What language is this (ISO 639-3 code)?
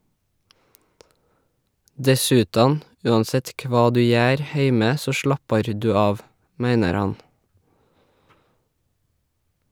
nor